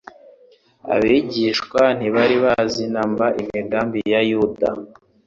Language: Kinyarwanda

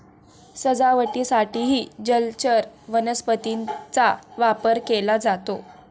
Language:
Marathi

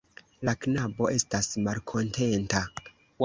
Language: Esperanto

